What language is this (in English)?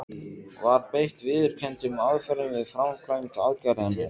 Icelandic